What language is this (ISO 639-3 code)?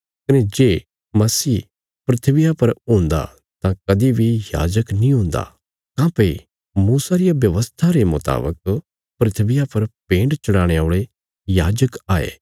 kfs